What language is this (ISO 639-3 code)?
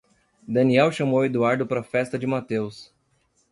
por